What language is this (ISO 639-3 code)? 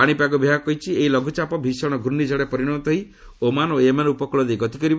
ori